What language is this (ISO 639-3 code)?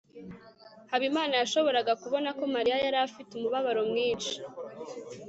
kin